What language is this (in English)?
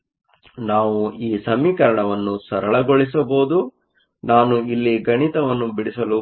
Kannada